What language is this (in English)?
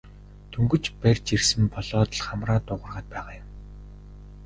Mongolian